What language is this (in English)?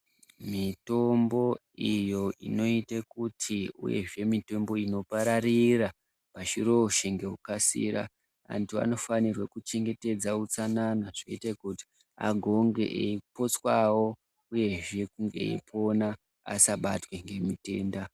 Ndau